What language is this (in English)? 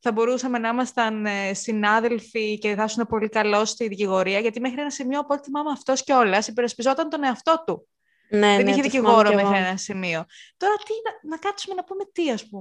Greek